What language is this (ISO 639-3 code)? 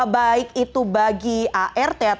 ind